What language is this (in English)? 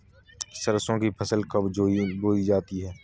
Hindi